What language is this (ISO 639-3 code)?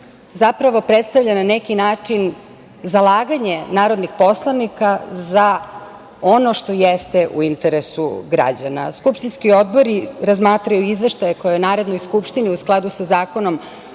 srp